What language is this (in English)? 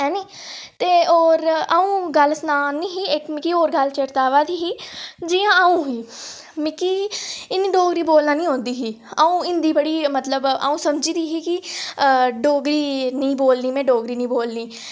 Dogri